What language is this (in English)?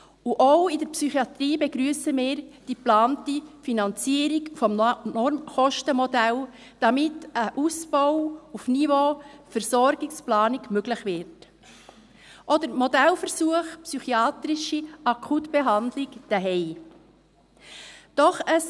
Swiss German